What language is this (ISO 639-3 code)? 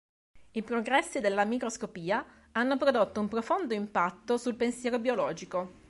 ita